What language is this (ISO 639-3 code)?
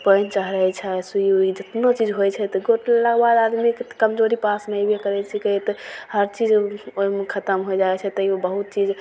mai